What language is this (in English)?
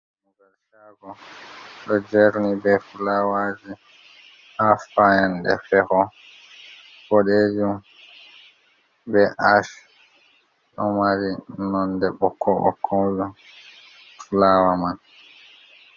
Fula